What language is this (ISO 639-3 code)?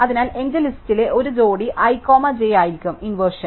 mal